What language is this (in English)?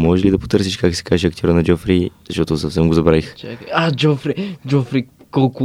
Bulgarian